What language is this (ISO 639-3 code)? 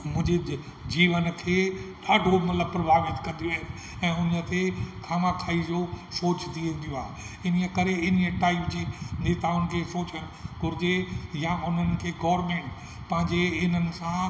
snd